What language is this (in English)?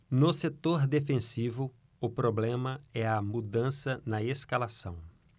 Portuguese